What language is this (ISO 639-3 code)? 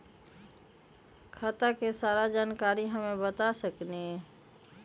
mag